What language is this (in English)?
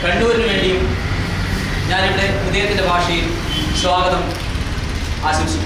Hindi